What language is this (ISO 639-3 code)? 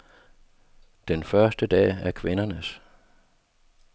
dan